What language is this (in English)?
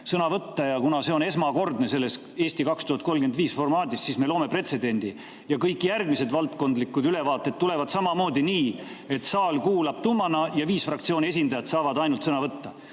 Estonian